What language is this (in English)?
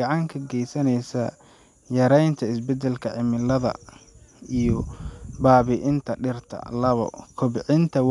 Somali